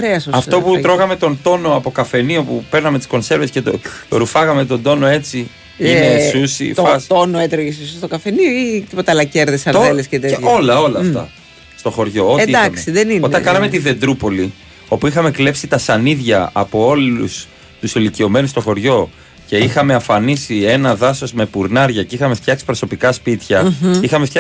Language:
Greek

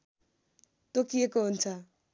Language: Nepali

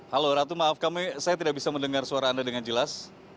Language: Indonesian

